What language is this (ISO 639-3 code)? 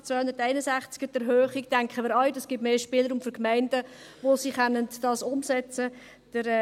gsw